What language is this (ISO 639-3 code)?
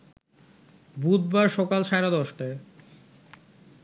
ben